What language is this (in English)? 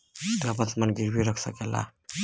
Bhojpuri